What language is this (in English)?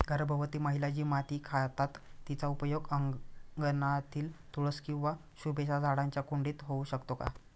Marathi